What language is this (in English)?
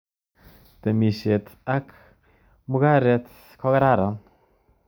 Kalenjin